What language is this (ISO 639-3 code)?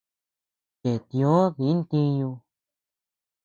cux